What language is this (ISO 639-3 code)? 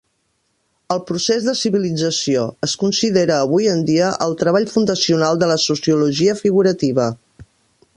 cat